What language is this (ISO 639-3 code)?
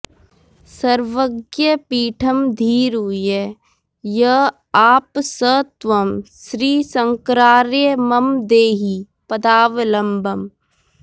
san